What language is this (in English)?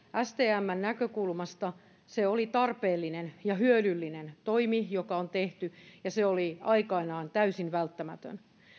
Finnish